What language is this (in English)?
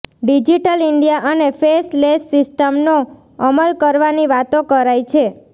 Gujarati